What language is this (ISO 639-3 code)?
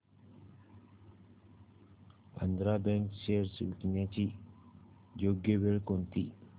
mar